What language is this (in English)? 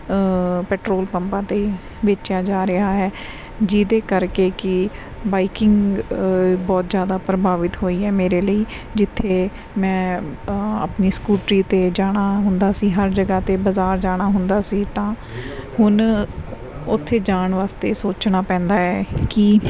Punjabi